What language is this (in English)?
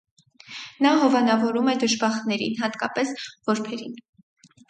Armenian